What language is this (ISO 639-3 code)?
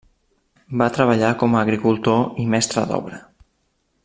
cat